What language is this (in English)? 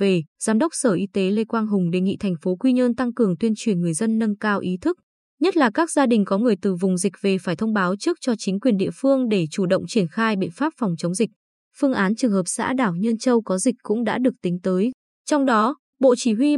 Vietnamese